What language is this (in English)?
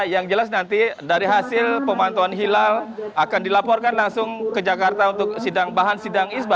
Indonesian